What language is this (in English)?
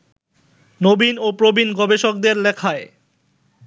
Bangla